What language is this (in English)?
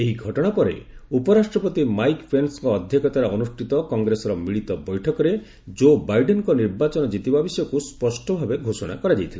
Odia